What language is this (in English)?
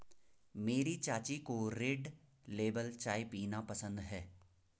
Hindi